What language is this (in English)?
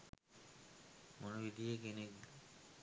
Sinhala